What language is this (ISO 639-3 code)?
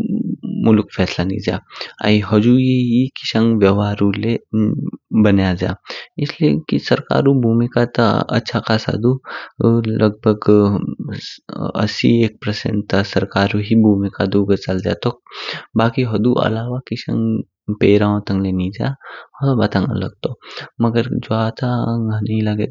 kfk